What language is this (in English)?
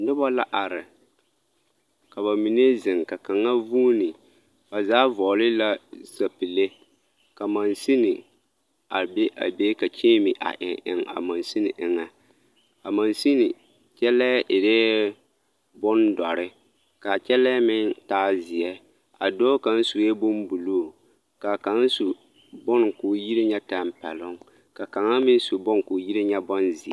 Southern Dagaare